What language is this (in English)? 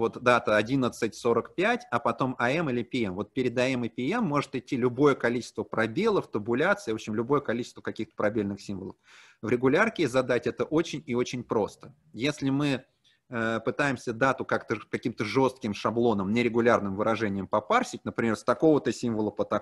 Russian